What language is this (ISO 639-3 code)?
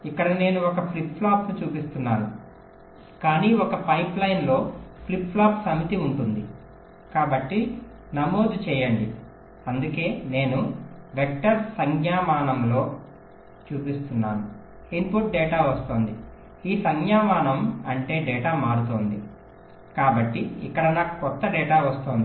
tel